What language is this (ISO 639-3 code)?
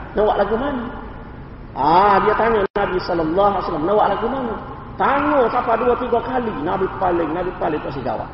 msa